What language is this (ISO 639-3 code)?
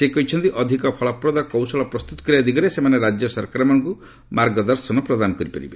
ori